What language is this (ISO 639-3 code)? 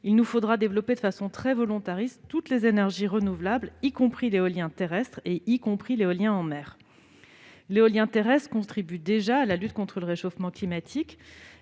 fra